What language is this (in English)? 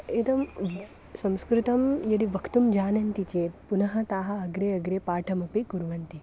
Sanskrit